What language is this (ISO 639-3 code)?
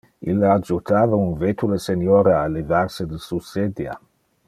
ina